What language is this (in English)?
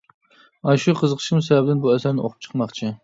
Uyghur